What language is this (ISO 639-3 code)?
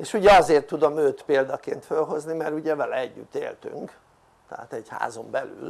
hun